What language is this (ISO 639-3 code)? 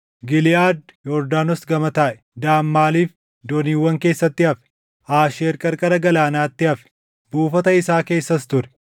orm